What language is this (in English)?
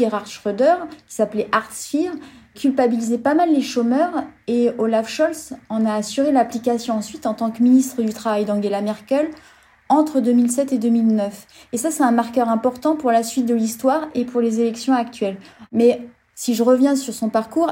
French